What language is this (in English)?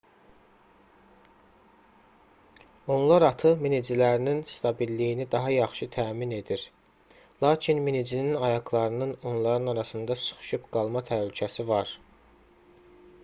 Azerbaijani